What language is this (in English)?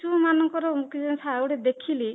Odia